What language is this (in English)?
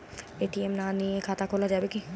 Bangla